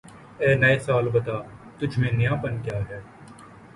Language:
Urdu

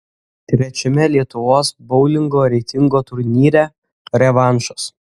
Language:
Lithuanian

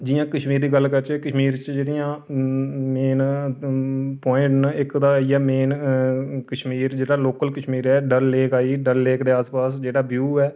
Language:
Dogri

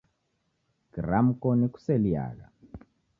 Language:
Taita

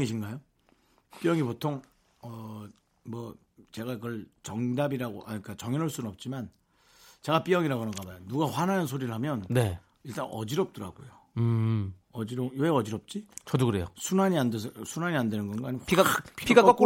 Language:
Korean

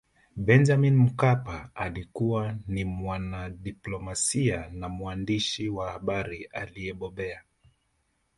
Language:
Swahili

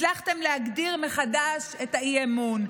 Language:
Hebrew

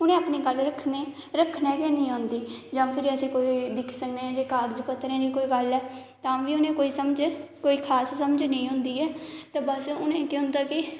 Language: Dogri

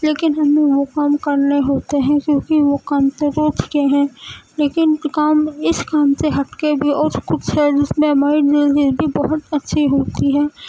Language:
Urdu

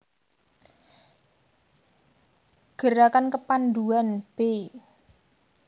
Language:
Javanese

